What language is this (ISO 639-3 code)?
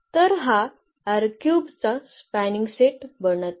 mar